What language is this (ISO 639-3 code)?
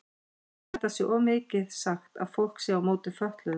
isl